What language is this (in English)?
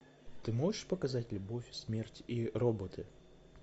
Russian